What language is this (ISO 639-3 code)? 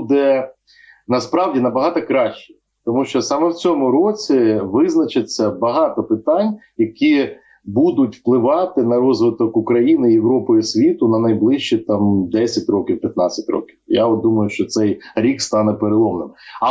ukr